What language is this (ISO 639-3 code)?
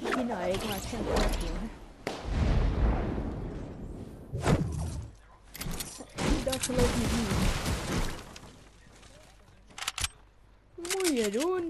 nld